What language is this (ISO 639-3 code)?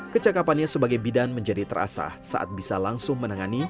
ind